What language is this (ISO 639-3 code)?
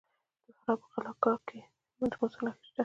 pus